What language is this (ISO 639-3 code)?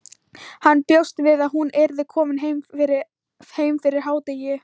isl